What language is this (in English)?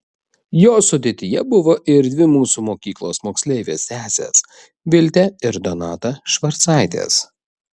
Lithuanian